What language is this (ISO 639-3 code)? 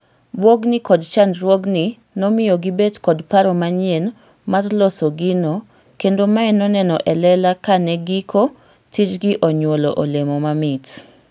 luo